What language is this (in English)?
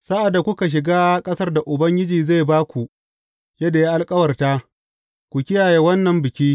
Hausa